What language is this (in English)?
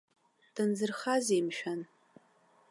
Abkhazian